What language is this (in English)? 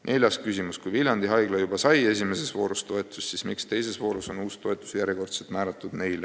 Estonian